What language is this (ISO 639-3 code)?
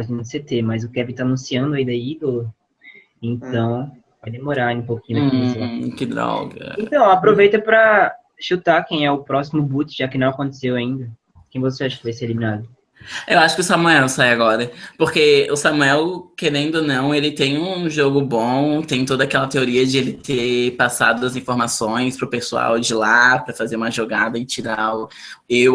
por